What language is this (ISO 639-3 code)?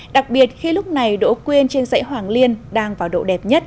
vie